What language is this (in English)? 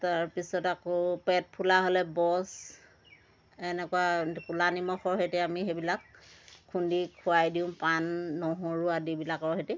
Assamese